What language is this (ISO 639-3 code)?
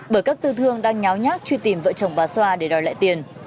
vie